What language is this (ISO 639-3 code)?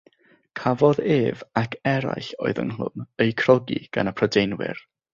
cym